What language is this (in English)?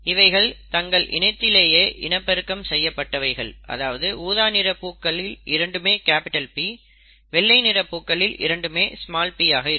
Tamil